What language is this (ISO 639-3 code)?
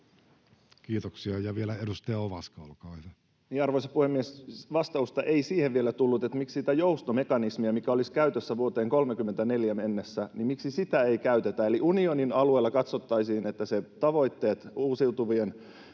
fin